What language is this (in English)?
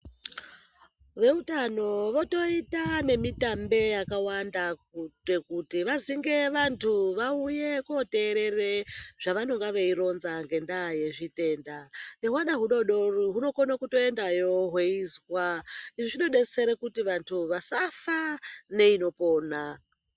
Ndau